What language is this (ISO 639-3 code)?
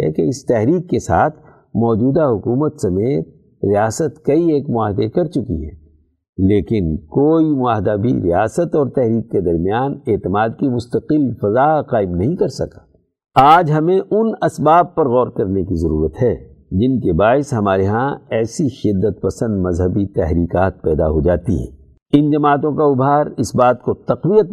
urd